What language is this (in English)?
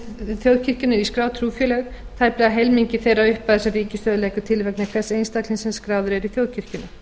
Icelandic